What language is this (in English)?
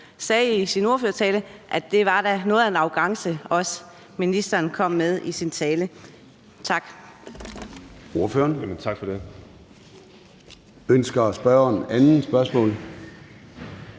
Danish